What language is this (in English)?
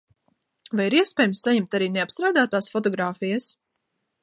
Latvian